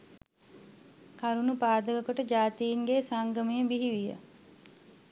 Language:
Sinhala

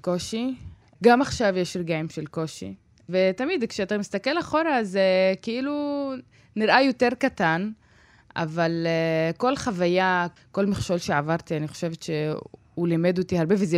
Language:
Hebrew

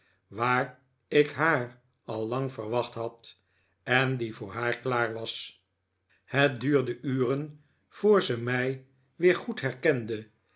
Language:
Dutch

